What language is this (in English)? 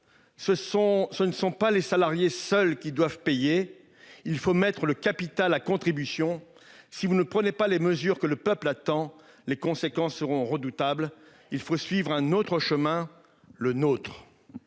French